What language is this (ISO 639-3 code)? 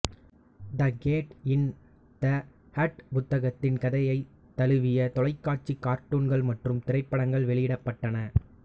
tam